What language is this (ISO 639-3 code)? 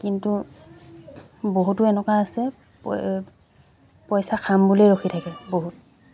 asm